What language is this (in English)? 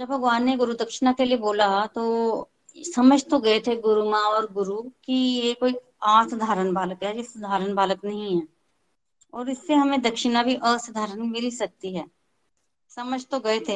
Hindi